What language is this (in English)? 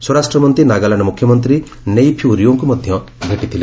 Odia